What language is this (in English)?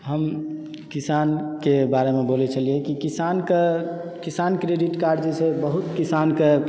Maithili